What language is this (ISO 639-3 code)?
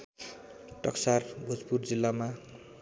nep